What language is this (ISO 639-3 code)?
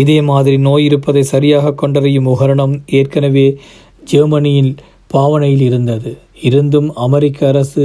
tam